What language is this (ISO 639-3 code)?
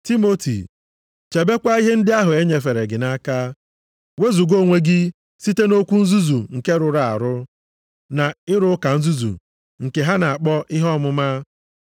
ibo